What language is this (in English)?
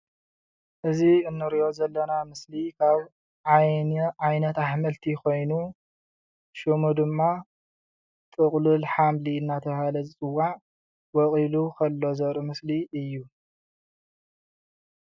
Tigrinya